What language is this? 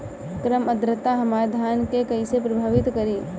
Bhojpuri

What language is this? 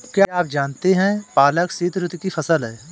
Hindi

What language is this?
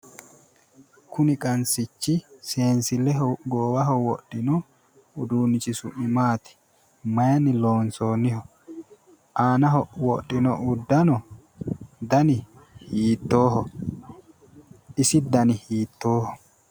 Sidamo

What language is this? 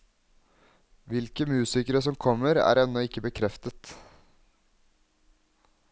Norwegian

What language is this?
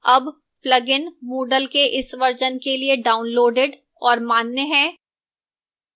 Hindi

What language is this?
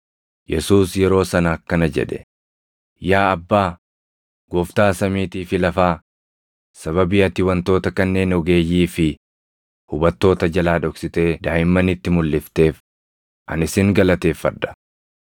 Oromo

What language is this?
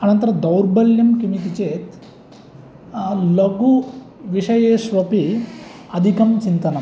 Sanskrit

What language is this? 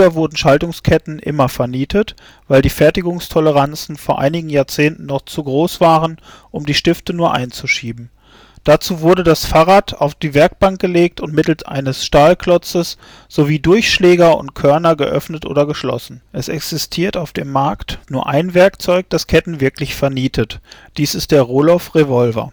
German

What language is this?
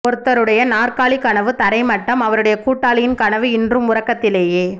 Tamil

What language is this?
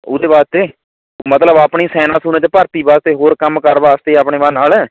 Punjabi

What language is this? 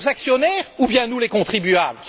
French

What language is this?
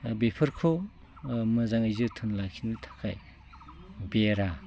Bodo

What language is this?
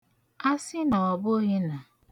Igbo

